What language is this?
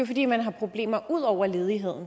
Danish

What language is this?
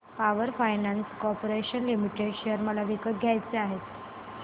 Marathi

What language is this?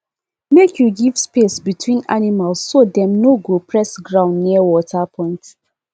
Nigerian Pidgin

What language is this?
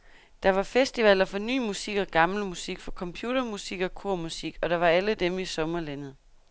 Danish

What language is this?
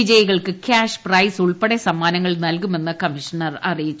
Malayalam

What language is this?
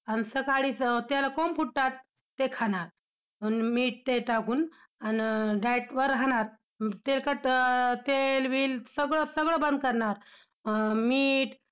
Marathi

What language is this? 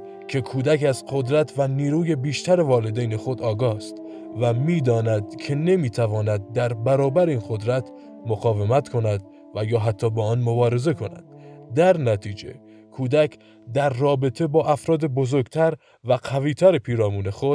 Persian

